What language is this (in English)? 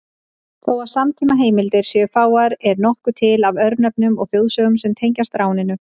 Icelandic